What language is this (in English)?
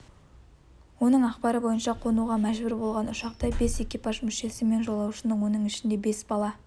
Kazakh